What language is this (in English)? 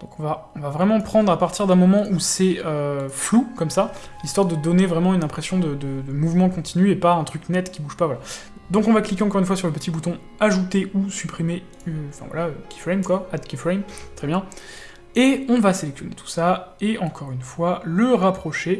French